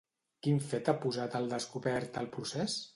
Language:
Catalan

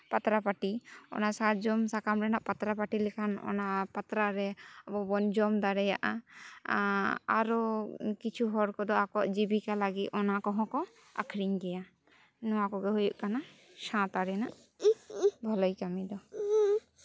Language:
Santali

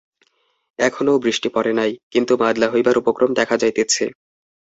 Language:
Bangla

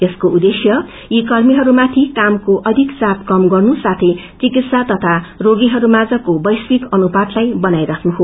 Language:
Nepali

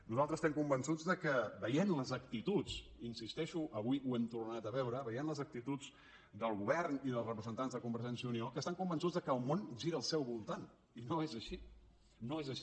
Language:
Catalan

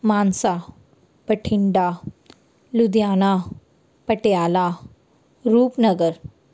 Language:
Punjabi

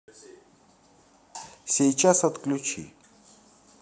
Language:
Russian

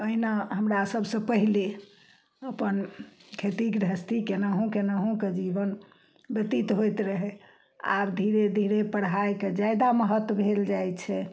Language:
Maithili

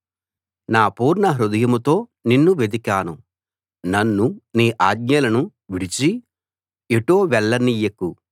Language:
Telugu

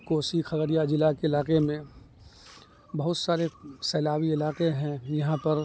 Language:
Urdu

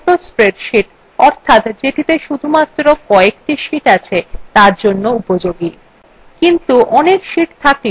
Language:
Bangla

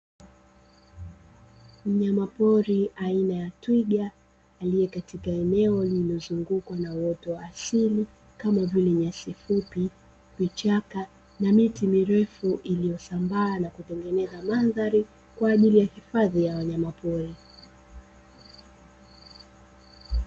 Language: Swahili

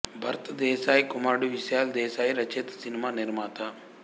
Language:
Telugu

